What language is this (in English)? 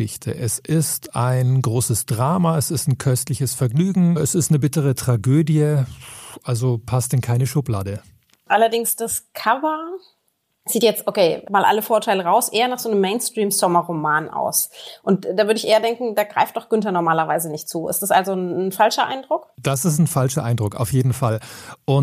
German